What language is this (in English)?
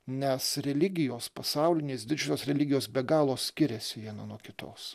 Lithuanian